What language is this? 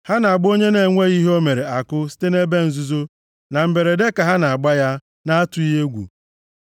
Igbo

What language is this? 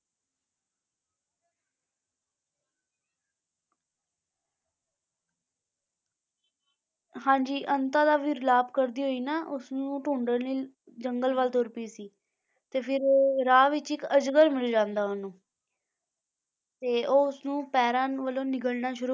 Punjabi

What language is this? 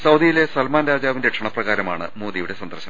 Malayalam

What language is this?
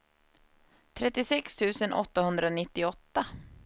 Swedish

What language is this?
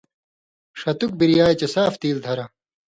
Indus Kohistani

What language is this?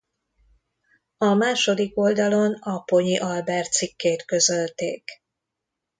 Hungarian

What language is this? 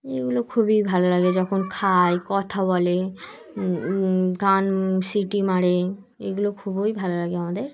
Bangla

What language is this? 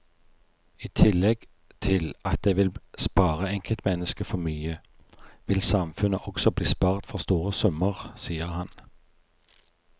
Norwegian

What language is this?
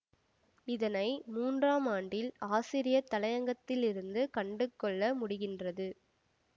Tamil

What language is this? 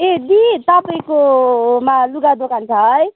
Nepali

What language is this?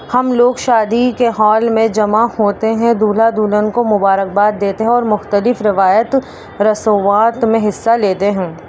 Urdu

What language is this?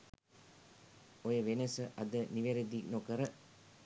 Sinhala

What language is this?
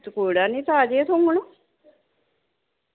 Dogri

